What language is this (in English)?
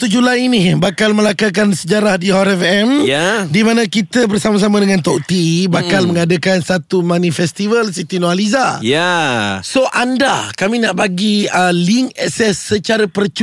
Malay